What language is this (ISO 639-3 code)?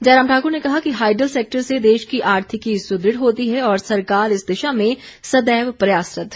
hin